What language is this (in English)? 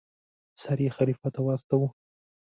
Pashto